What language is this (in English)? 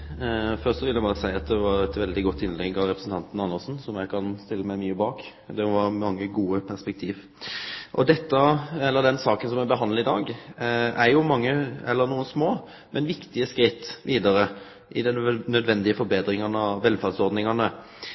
Norwegian Nynorsk